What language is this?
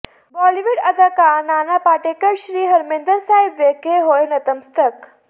Punjabi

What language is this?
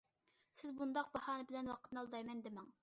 Uyghur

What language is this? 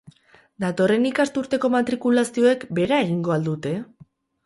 Basque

